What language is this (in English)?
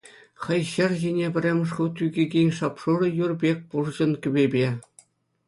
Chuvash